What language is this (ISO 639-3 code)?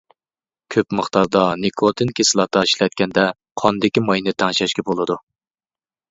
uig